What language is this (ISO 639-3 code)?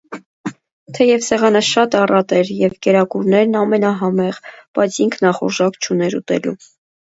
hye